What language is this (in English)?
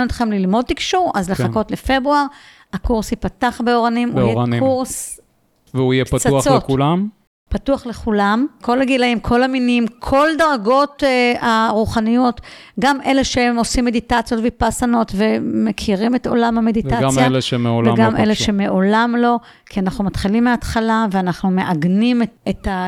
Hebrew